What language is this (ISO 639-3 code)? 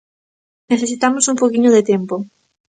glg